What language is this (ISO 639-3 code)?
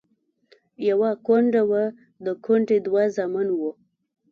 pus